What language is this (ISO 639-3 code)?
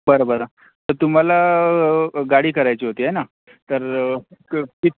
mar